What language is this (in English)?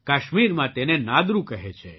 Gujarati